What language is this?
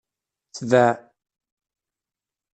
Kabyle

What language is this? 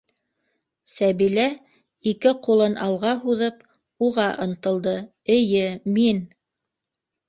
Bashkir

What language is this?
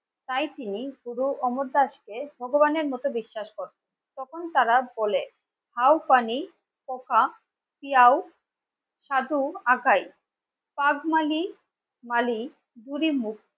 Bangla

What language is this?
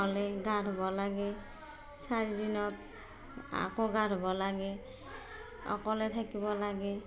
Assamese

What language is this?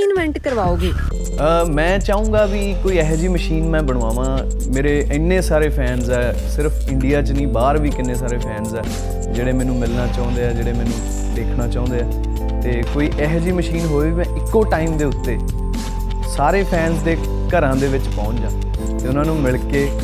Punjabi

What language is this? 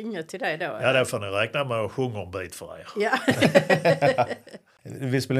Swedish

